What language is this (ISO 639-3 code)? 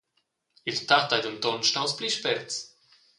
roh